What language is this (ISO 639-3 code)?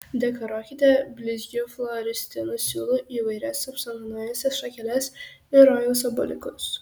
lit